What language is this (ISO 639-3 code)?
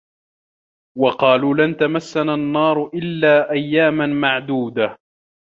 ara